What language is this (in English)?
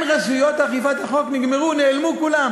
Hebrew